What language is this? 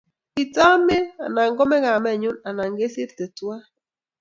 Kalenjin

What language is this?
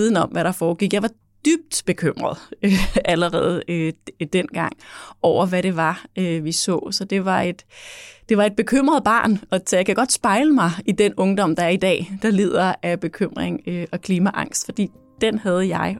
Danish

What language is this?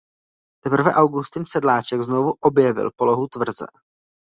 Czech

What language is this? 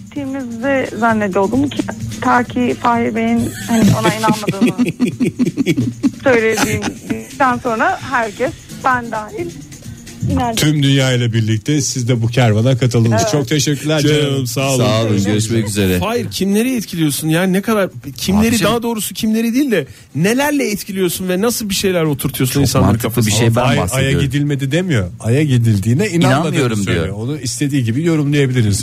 Turkish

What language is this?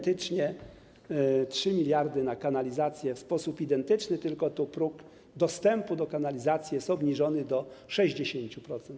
Polish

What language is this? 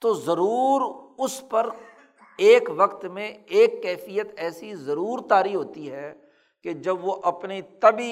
Urdu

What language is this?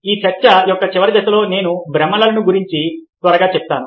Telugu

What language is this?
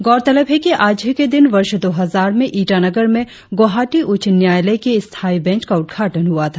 Hindi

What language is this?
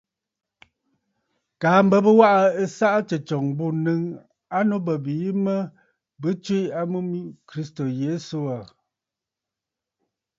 Bafut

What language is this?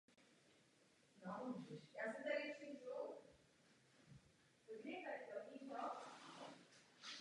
Czech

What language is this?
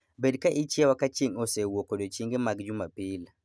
Luo (Kenya and Tanzania)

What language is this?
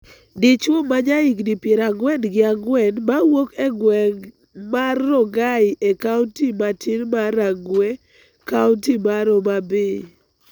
Luo (Kenya and Tanzania)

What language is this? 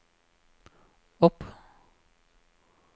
Norwegian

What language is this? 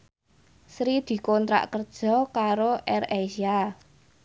Javanese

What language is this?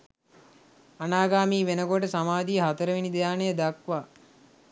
Sinhala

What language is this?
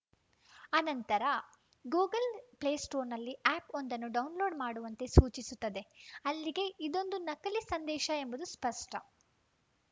Kannada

